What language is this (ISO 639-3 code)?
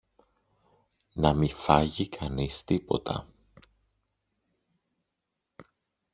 ell